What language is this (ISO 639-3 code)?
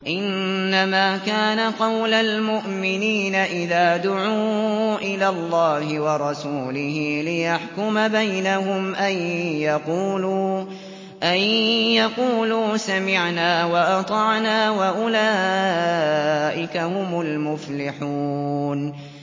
ara